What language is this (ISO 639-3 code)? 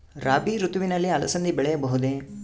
kan